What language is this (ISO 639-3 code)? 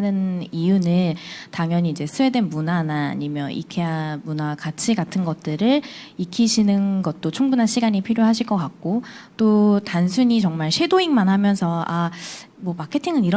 kor